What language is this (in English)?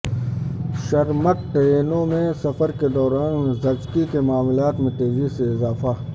Urdu